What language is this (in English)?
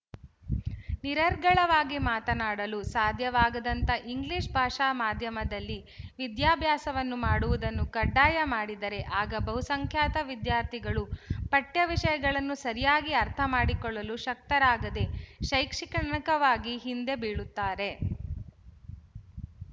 Kannada